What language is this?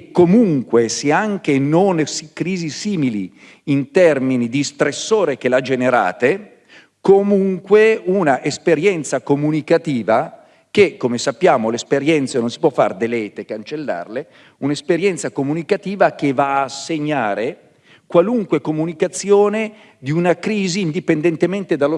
Italian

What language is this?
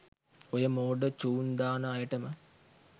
Sinhala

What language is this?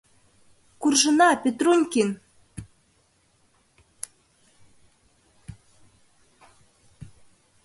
Mari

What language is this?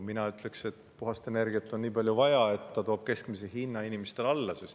Estonian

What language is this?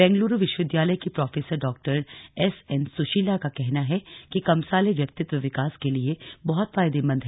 Hindi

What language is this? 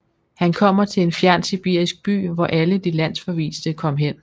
Danish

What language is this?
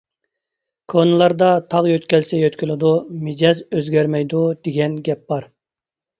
Uyghur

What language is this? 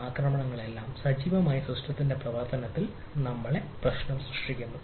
Malayalam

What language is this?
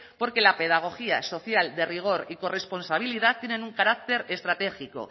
Spanish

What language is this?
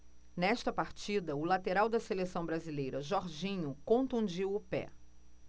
Portuguese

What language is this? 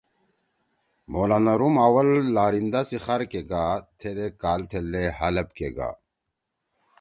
Torwali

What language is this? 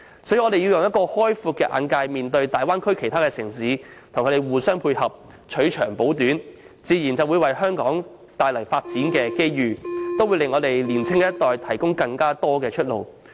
Cantonese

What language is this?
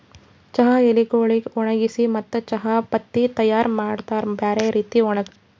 Kannada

